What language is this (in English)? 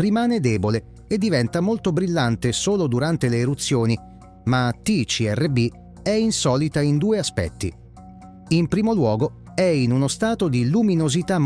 Italian